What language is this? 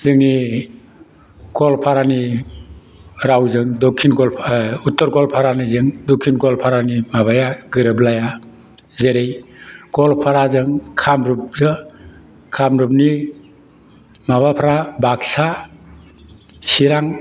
Bodo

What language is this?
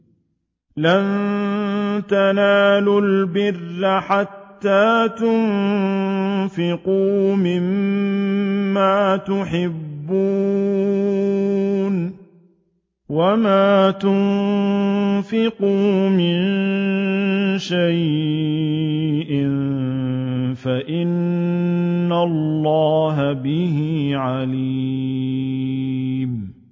Arabic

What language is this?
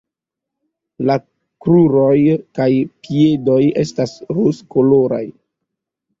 Esperanto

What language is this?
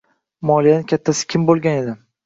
Uzbek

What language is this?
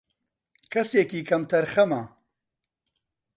Central Kurdish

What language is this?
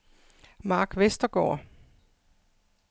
Danish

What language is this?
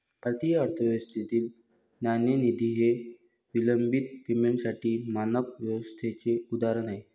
Marathi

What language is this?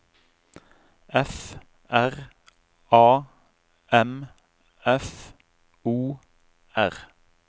Norwegian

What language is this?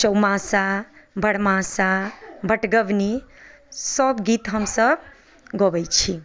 Maithili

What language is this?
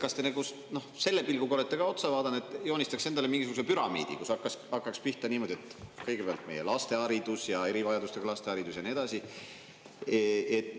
Estonian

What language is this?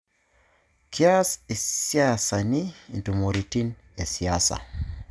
Masai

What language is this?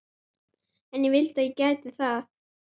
Icelandic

